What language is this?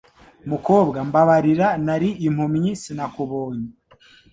Kinyarwanda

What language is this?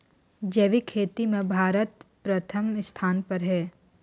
Chhattisgarhi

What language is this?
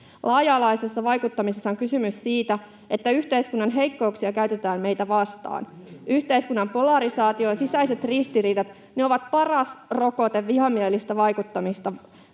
Finnish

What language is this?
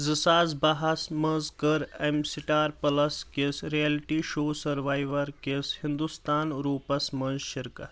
Kashmiri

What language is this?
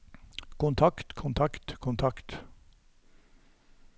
Norwegian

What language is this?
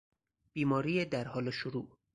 Persian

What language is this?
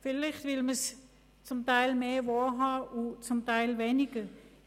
Swiss German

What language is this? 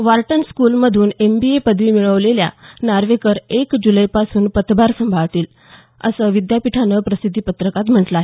Marathi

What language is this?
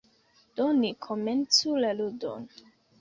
Esperanto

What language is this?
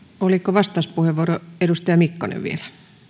Finnish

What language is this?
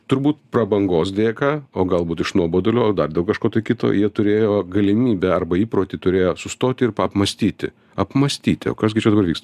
Lithuanian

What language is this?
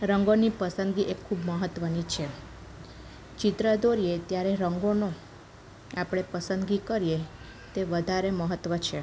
Gujarati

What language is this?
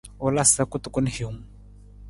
Nawdm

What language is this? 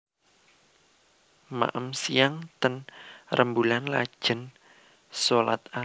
Javanese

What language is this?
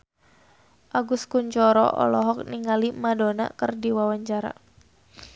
Sundanese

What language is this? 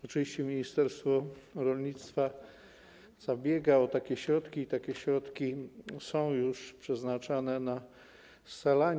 Polish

